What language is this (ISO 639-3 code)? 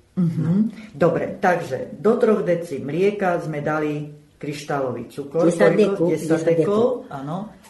slk